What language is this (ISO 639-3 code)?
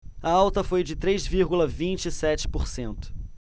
por